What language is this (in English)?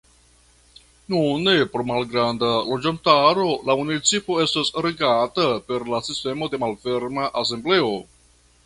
Esperanto